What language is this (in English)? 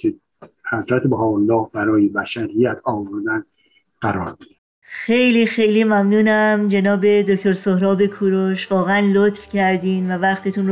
Persian